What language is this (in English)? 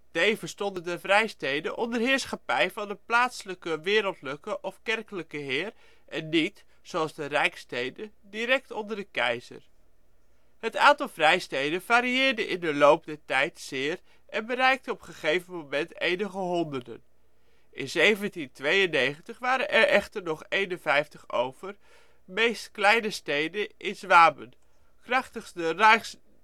Dutch